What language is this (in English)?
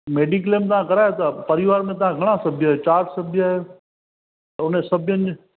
Sindhi